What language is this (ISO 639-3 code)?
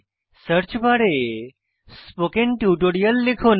ben